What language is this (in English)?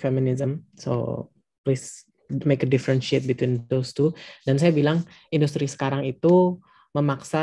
Indonesian